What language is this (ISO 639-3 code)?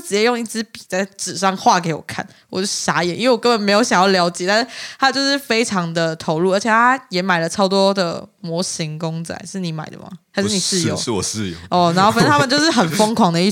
zho